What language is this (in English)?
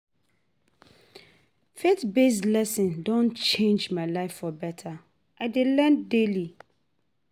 Nigerian Pidgin